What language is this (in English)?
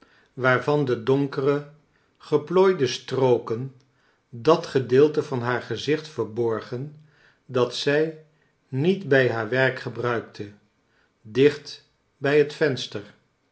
Dutch